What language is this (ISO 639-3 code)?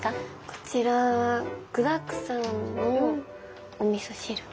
jpn